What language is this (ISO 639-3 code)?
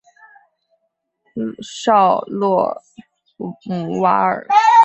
zho